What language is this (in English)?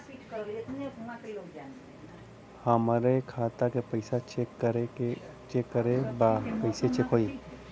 Bhojpuri